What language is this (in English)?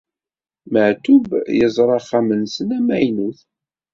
Kabyle